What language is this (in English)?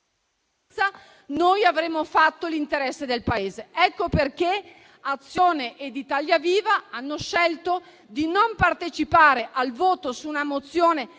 Italian